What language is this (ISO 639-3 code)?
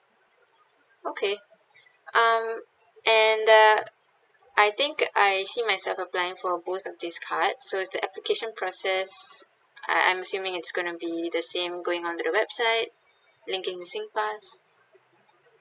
eng